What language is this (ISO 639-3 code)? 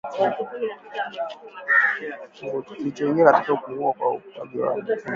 swa